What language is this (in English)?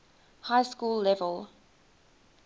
English